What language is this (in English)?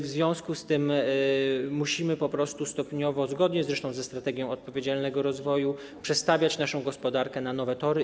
Polish